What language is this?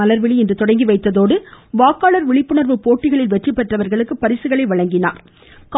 Tamil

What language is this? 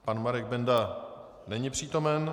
Czech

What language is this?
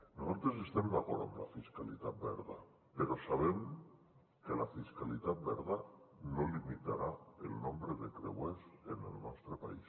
Catalan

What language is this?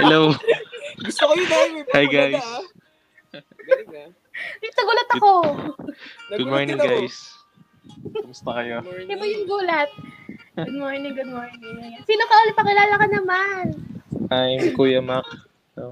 Filipino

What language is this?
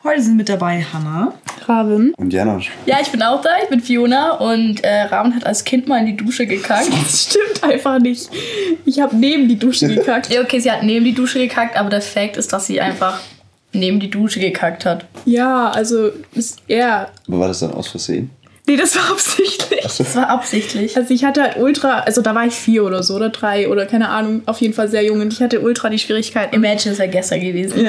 German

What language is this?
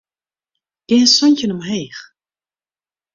Western Frisian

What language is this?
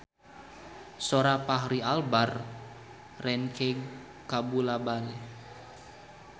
Sundanese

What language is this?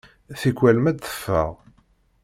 Kabyle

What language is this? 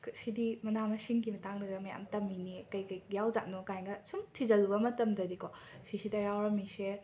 Manipuri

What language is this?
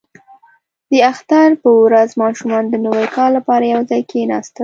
Pashto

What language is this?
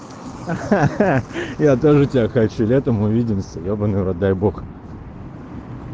Russian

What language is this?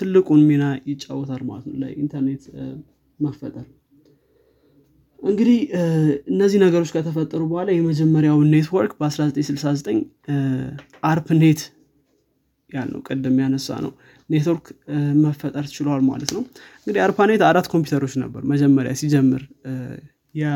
Amharic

